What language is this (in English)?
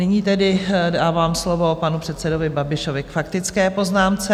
Czech